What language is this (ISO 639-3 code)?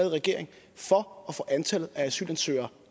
dan